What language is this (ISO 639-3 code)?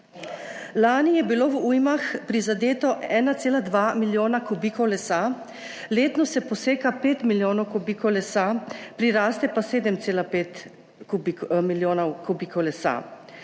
slv